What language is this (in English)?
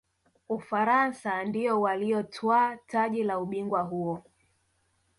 Swahili